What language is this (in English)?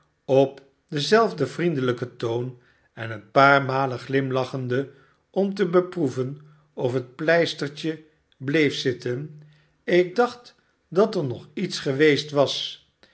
Dutch